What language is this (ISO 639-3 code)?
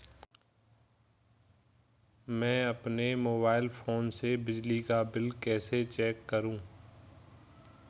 hin